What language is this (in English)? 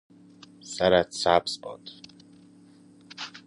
Persian